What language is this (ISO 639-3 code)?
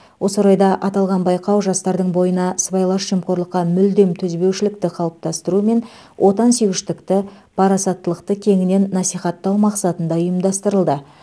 kaz